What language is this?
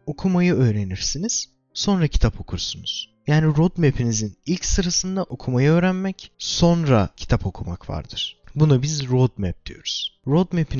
Turkish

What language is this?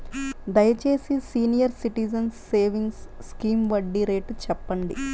Telugu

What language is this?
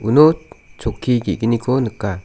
Garo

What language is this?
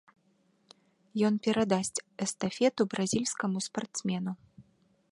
Belarusian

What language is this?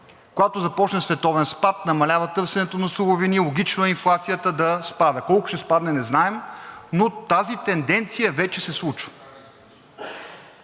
Bulgarian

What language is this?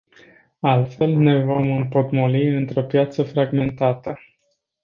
Romanian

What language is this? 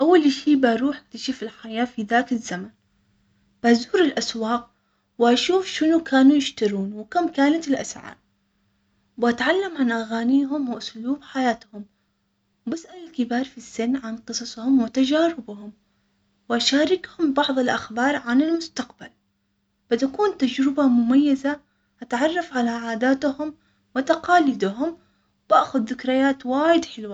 Omani Arabic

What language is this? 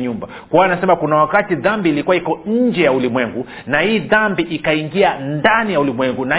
Swahili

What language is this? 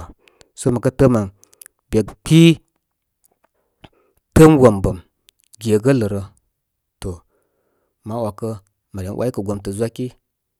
Koma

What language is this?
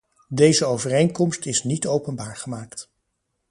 Dutch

